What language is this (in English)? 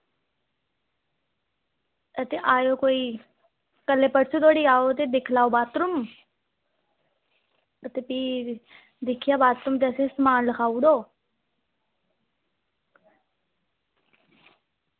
Dogri